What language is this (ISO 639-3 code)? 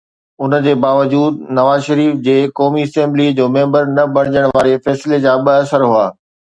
snd